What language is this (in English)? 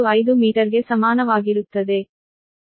Kannada